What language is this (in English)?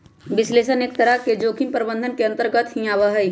Magahi